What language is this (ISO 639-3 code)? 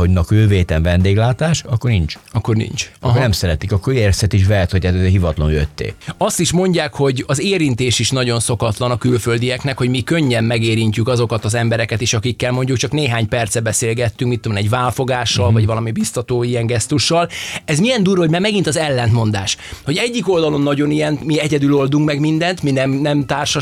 hun